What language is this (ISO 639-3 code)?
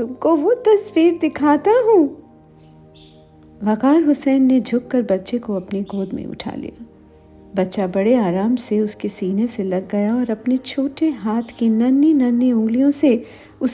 hin